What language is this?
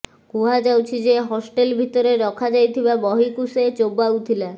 Odia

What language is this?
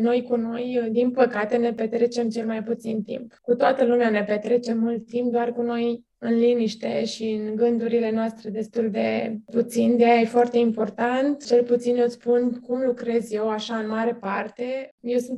Romanian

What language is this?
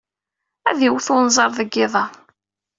Kabyle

